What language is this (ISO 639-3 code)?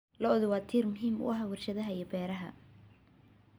som